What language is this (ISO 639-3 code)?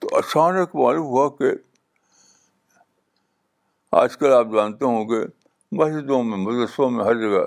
urd